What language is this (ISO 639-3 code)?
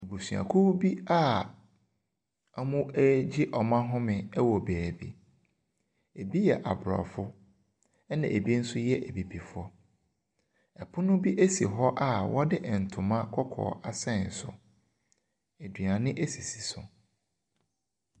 aka